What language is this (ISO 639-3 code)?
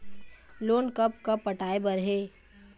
hne